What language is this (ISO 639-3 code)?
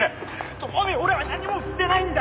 jpn